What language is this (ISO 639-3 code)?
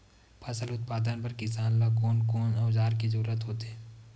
hne